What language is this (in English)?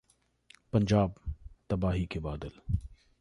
Hindi